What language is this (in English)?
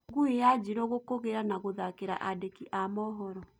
Kikuyu